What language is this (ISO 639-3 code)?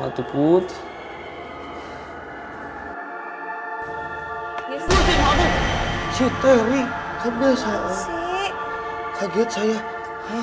ind